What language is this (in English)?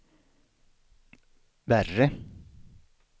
Swedish